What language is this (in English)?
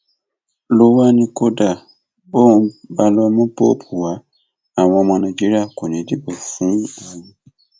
Yoruba